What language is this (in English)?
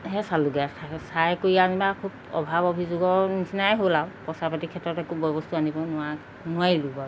Assamese